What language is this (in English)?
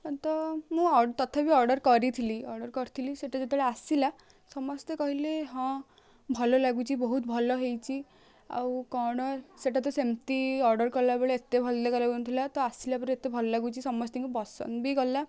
Odia